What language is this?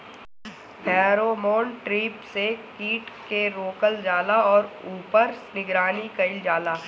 Bhojpuri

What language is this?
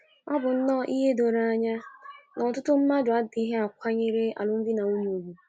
Igbo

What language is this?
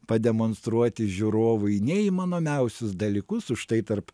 Lithuanian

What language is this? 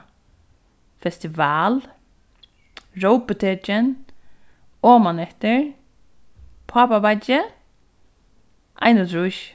Faroese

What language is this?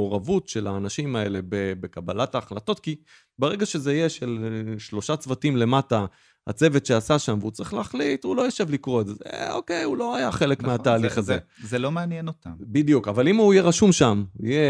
Hebrew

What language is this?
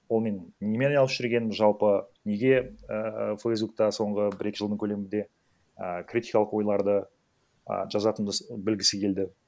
Kazakh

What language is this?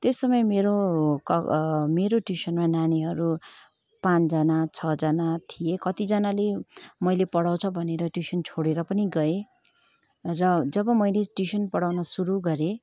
Nepali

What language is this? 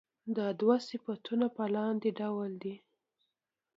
Pashto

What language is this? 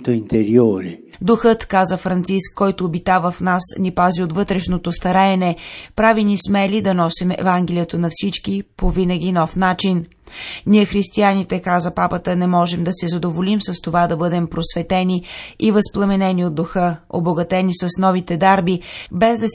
Bulgarian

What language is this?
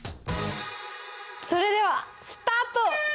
Japanese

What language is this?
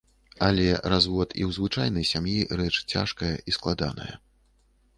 Belarusian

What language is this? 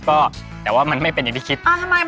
Thai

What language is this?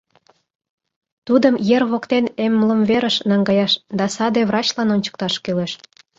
Mari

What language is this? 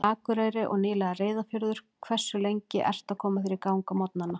Icelandic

